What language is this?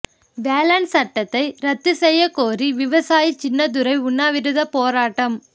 Tamil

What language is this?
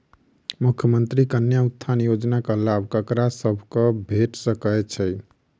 Maithili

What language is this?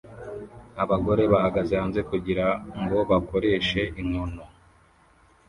Kinyarwanda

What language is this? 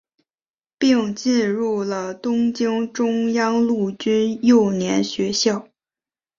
Chinese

